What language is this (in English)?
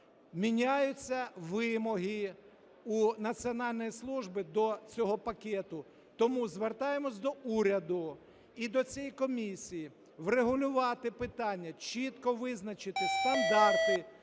Ukrainian